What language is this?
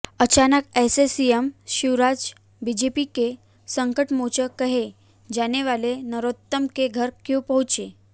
Hindi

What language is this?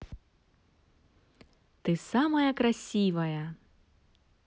Russian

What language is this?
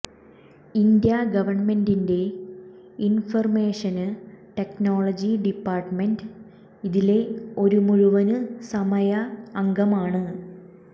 Malayalam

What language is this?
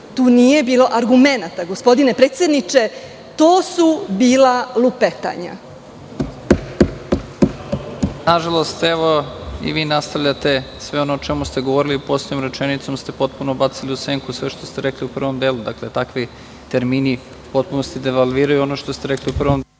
Serbian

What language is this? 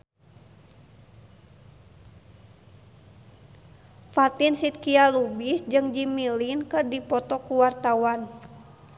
Sundanese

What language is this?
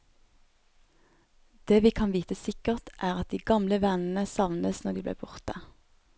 Norwegian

